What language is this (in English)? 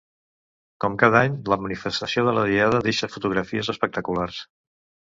Catalan